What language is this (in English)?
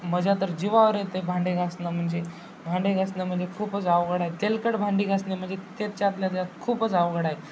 Marathi